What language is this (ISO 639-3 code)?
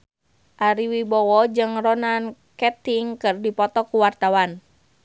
sun